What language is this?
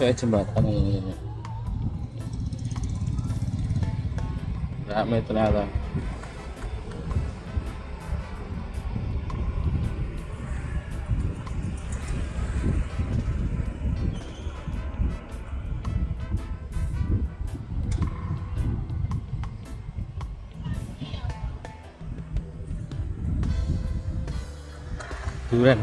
Indonesian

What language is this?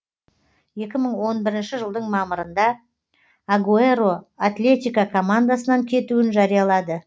Kazakh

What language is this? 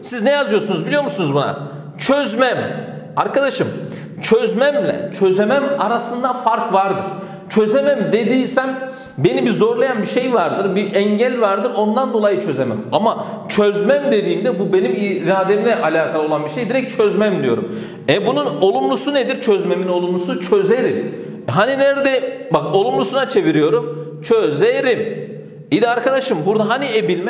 Turkish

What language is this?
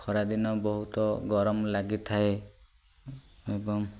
Odia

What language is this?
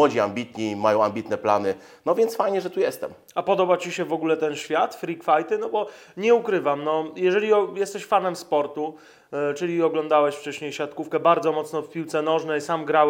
Polish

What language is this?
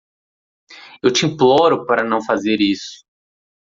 Portuguese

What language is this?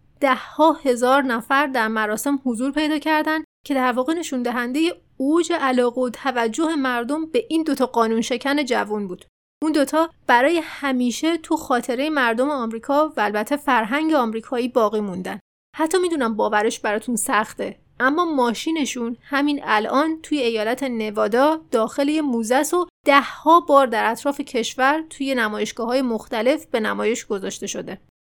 Persian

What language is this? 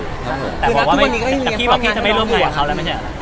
Thai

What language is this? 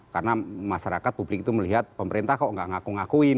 Indonesian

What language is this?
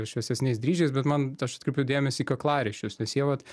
Lithuanian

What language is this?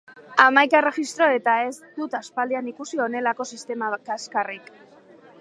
Basque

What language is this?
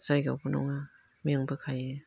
Bodo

